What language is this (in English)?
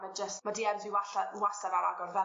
Welsh